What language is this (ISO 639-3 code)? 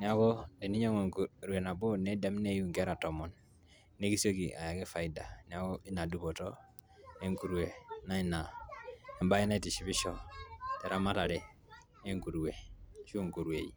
mas